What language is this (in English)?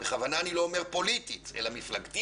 Hebrew